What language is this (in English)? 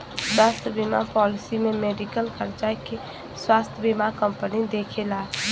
Bhojpuri